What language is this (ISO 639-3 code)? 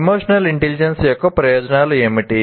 tel